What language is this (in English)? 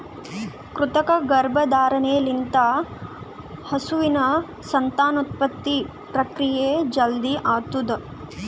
Kannada